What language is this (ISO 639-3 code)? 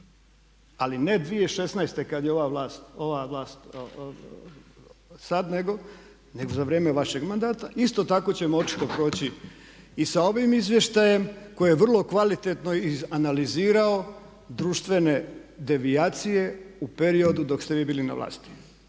hrv